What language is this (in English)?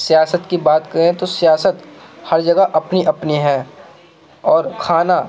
Urdu